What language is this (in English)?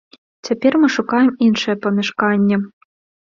Belarusian